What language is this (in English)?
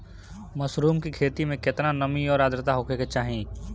Bhojpuri